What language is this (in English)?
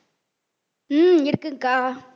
Tamil